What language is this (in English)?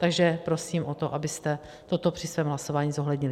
Czech